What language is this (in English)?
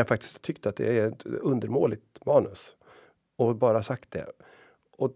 Swedish